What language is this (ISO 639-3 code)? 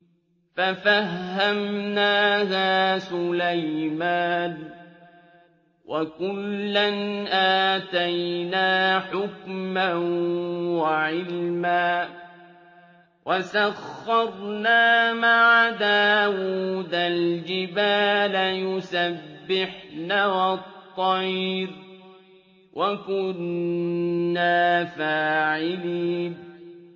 ara